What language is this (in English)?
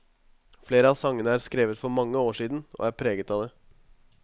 Norwegian